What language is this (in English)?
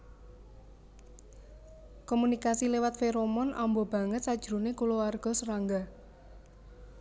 Javanese